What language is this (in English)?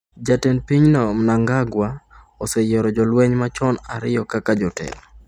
Luo (Kenya and Tanzania)